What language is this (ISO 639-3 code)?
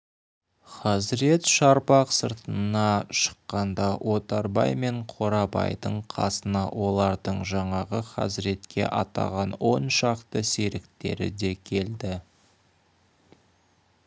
kaz